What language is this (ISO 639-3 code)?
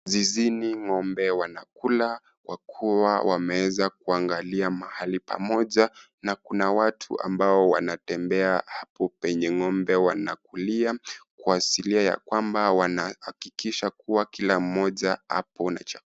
swa